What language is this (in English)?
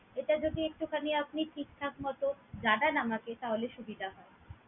Bangla